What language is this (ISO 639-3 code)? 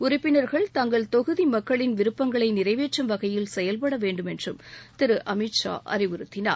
tam